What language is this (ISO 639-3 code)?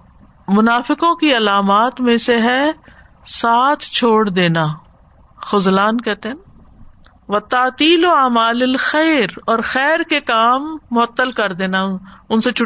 urd